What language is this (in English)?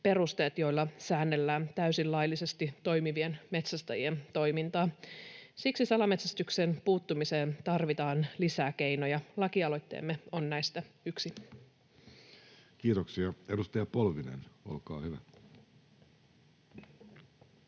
Finnish